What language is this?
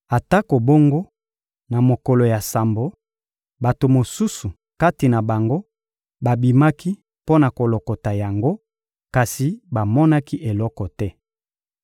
Lingala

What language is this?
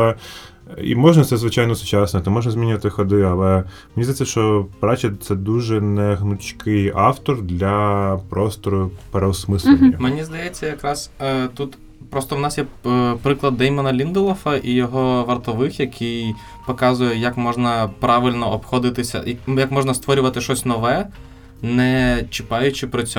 Ukrainian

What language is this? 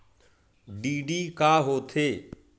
Chhattisgarhi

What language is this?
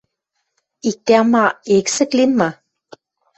Western Mari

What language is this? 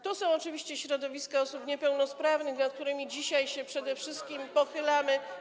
Polish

